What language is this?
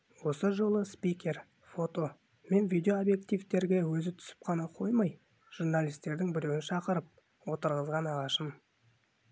Kazakh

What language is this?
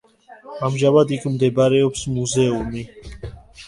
Georgian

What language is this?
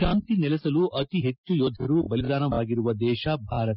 Kannada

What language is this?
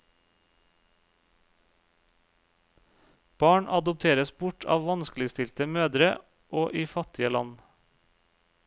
Norwegian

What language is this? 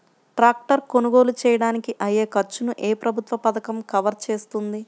Telugu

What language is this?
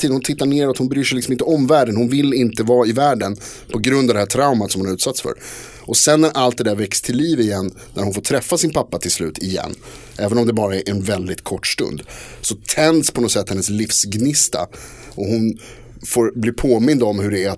Swedish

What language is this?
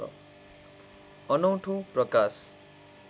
Nepali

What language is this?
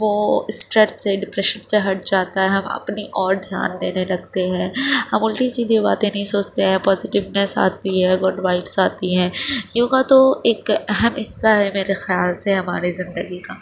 Urdu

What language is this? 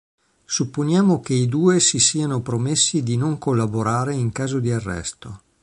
Italian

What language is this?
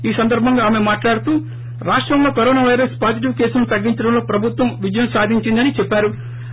Telugu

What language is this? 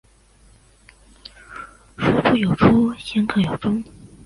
Chinese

